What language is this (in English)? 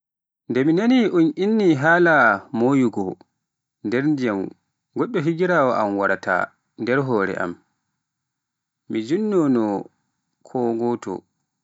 Pular